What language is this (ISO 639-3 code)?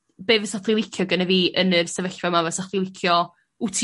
cym